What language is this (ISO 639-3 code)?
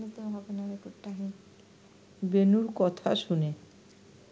ben